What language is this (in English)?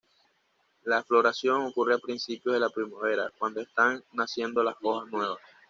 Spanish